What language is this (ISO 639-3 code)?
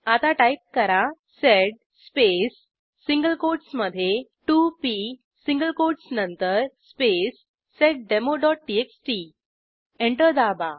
mar